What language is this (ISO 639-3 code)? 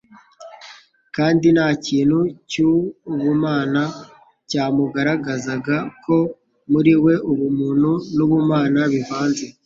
kin